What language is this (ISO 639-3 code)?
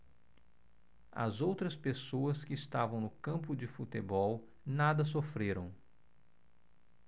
por